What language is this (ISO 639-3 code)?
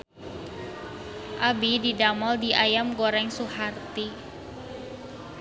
sun